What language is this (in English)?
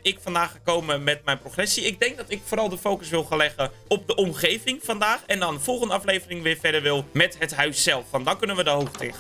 Dutch